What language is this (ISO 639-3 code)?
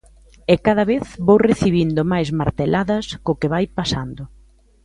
glg